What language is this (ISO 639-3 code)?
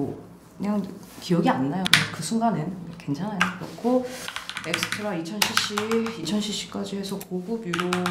kor